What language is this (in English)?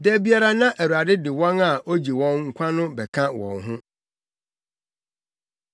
Akan